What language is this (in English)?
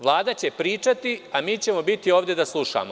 Serbian